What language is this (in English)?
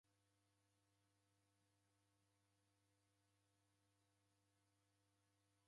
Taita